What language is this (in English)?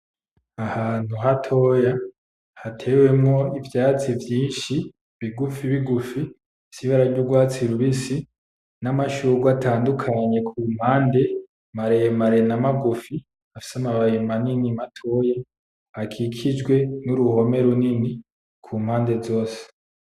Rundi